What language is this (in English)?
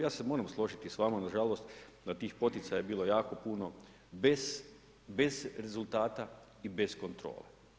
Croatian